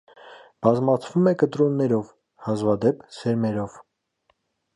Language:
Armenian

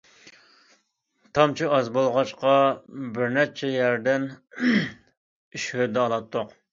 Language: Uyghur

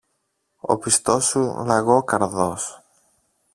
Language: Greek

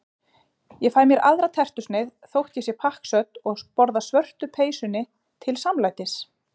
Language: Icelandic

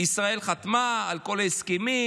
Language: Hebrew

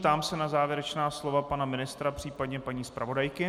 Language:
Czech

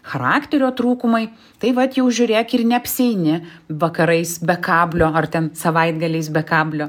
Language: Lithuanian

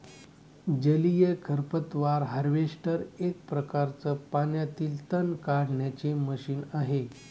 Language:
Marathi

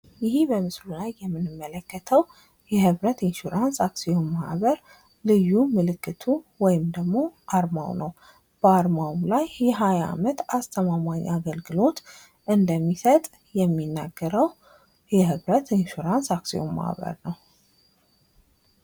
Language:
Amharic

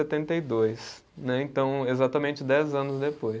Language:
Portuguese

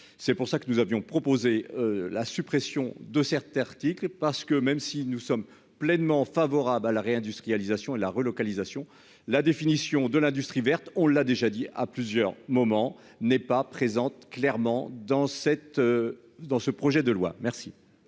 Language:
French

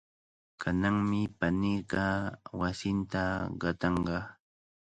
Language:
Cajatambo North Lima Quechua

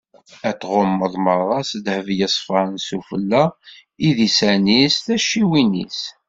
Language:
Kabyle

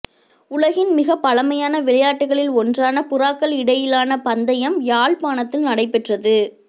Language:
Tamil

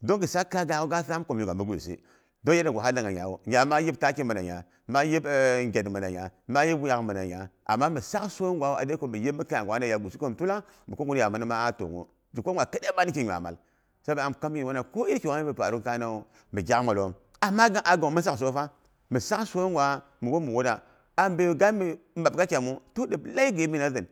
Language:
Boghom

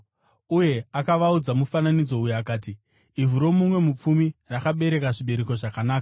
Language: Shona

